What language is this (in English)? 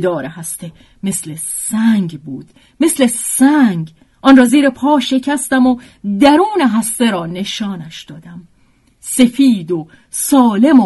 Persian